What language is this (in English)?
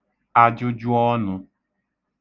Igbo